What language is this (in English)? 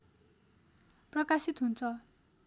Nepali